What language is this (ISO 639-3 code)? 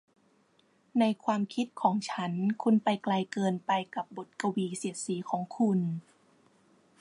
tha